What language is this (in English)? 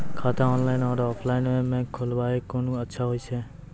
Maithili